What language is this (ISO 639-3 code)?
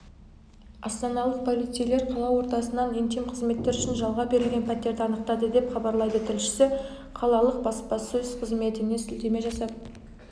kaz